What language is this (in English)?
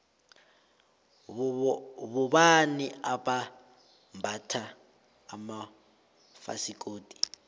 South Ndebele